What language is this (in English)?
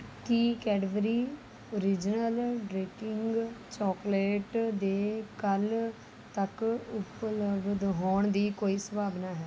Punjabi